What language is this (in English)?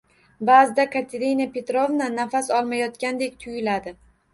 Uzbek